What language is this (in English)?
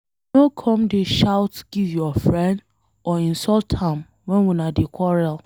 Nigerian Pidgin